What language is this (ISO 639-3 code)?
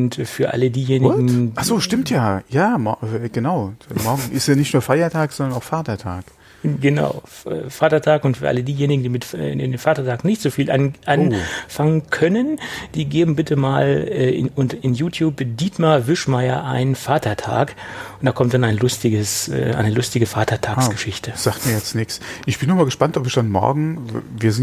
deu